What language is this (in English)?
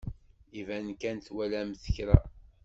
Kabyle